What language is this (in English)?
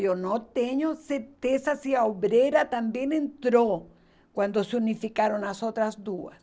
Portuguese